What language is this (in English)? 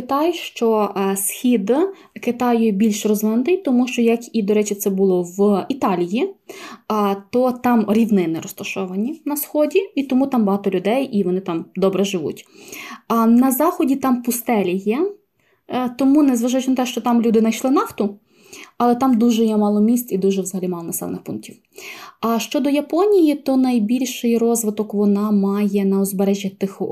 Ukrainian